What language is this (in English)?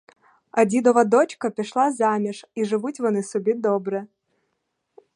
Ukrainian